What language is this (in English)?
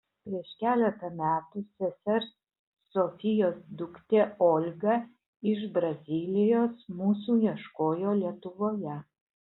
Lithuanian